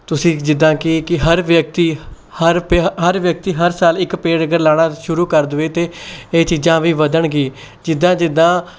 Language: Punjabi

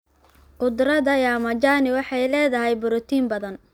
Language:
Somali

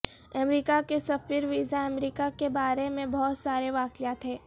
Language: Urdu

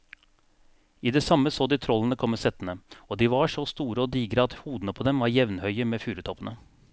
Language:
Norwegian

